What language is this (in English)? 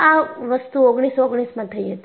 Gujarati